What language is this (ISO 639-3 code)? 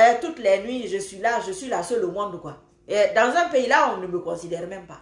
fra